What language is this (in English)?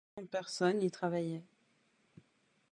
French